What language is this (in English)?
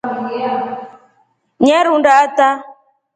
Rombo